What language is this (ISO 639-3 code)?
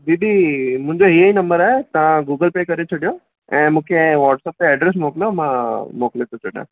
snd